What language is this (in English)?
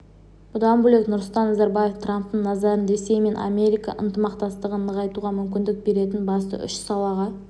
Kazakh